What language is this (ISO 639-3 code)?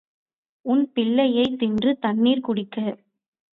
tam